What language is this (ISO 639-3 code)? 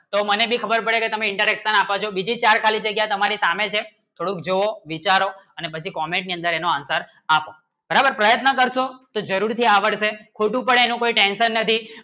guj